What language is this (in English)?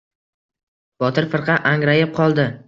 Uzbek